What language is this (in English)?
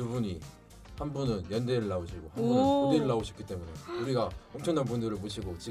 Korean